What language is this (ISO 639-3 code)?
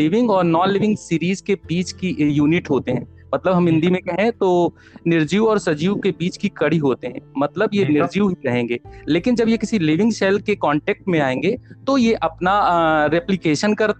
hin